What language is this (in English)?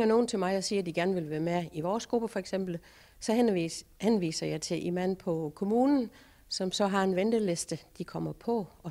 Danish